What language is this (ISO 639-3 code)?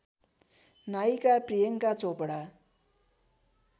nep